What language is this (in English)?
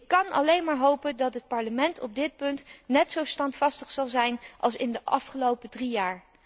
Dutch